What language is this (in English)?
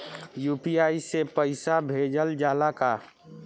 Bhojpuri